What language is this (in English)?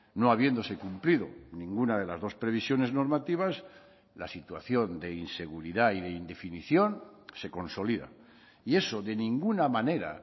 Spanish